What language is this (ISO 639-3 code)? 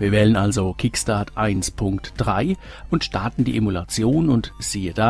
deu